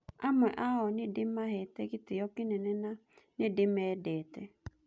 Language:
Kikuyu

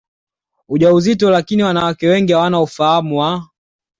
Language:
Swahili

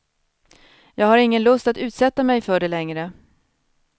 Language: Swedish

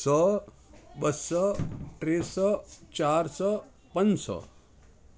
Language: Sindhi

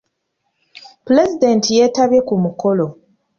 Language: Ganda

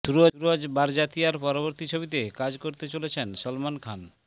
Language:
Bangla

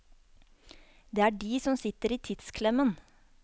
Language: Norwegian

